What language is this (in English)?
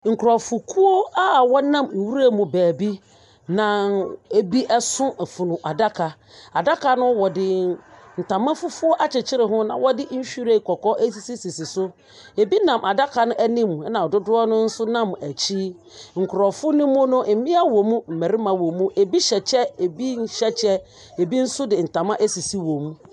Akan